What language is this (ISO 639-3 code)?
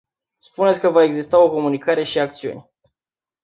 ron